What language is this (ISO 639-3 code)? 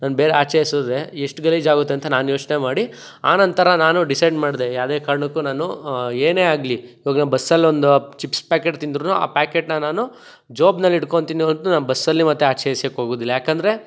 kan